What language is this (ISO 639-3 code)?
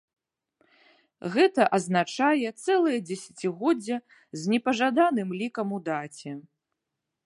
bel